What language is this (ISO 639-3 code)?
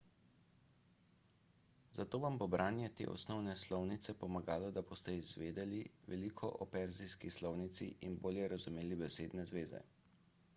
slv